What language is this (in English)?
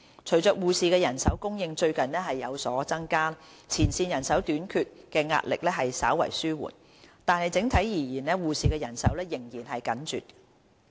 Cantonese